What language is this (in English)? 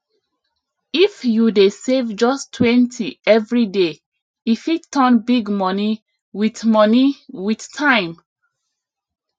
Nigerian Pidgin